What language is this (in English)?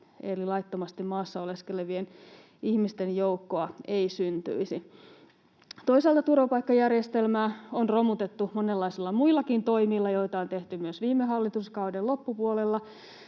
Finnish